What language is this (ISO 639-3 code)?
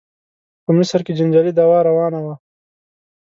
pus